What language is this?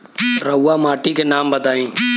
Bhojpuri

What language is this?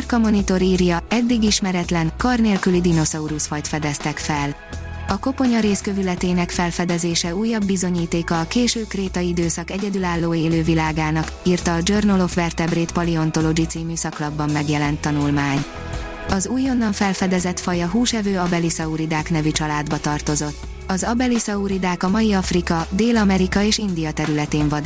Hungarian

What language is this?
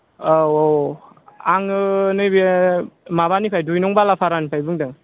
Bodo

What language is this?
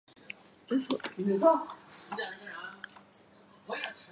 Chinese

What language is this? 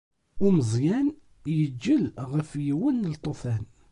Kabyle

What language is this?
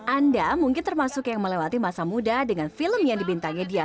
Indonesian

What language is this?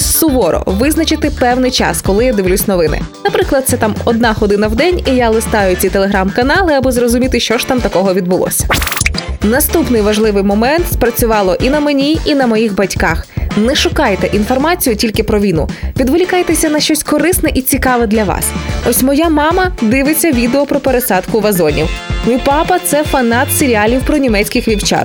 Ukrainian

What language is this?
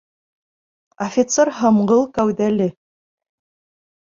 Bashkir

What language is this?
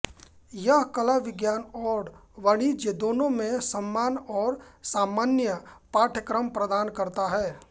Hindi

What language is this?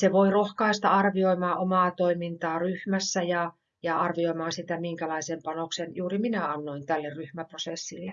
Finnish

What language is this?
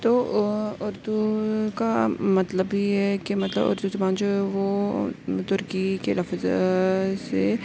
Urdu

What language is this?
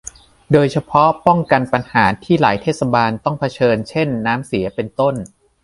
Thai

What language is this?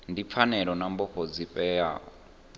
Venda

